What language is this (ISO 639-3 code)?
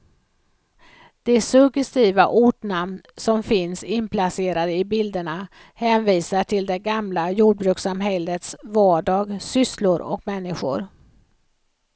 swe